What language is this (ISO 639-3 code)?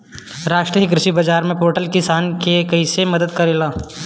bho